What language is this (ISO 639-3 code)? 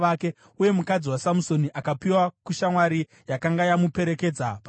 sna